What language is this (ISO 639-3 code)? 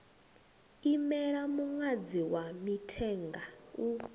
ven